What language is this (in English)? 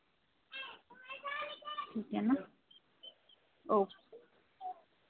Hindi